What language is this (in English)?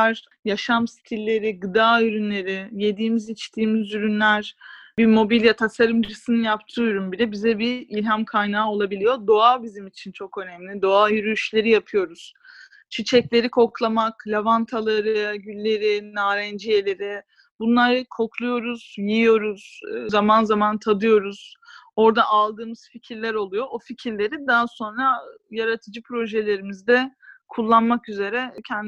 Turkish